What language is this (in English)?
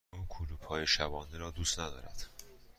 Persian